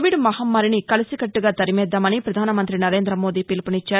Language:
Telugu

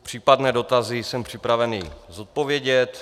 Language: Czech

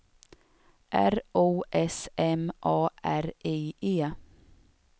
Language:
Swedish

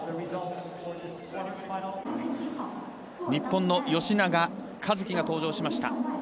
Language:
Japanese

